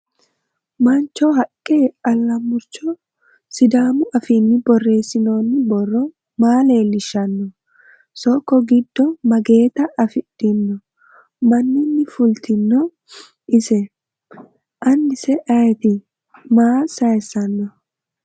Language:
Sidamo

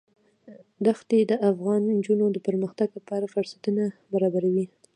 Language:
Pashto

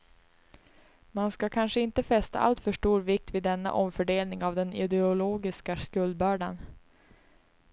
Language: Swedish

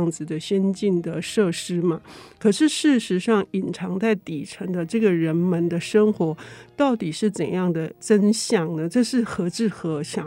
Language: Chinese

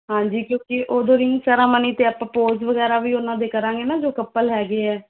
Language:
Punjabi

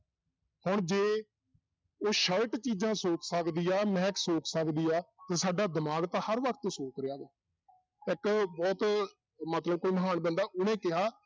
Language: Punjabi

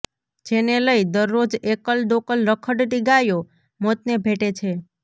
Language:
Gujarati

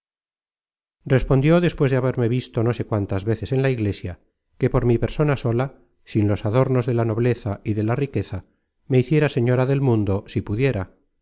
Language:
Spanish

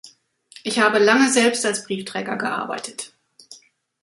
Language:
German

